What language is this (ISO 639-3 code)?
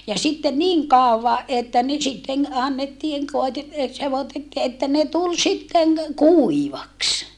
fin